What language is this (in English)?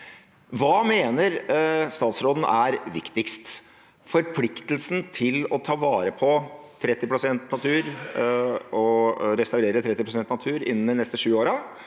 Norwegian